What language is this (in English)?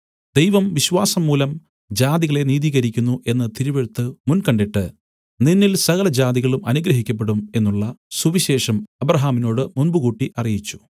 Malayalam